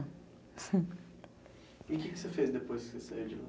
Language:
Portuguese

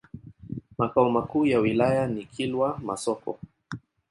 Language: Swahili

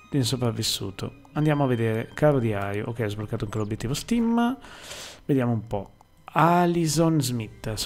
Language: Italian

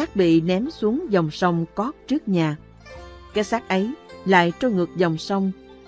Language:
Vietnamese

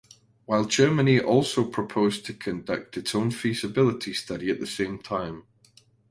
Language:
English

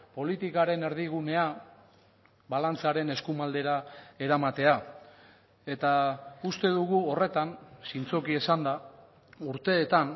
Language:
Basque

